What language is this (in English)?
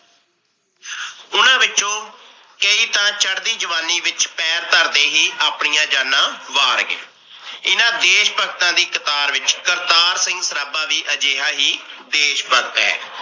Punjabi